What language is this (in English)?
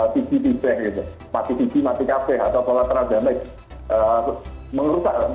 Indonesian